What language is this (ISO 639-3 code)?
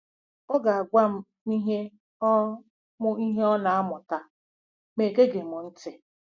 ibo